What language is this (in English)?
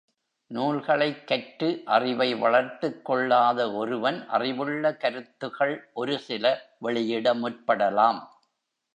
Tamil